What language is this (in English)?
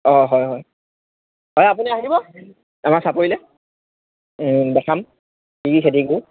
Assamese